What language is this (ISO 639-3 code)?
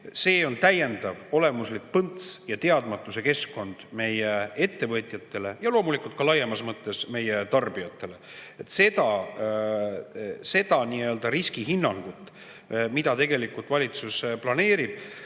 est